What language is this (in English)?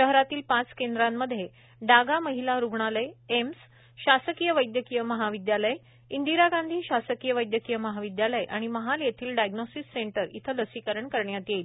Marathi